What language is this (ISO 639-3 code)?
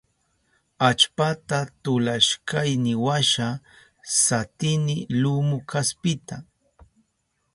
qup